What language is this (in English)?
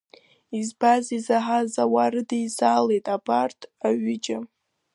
Abkhazian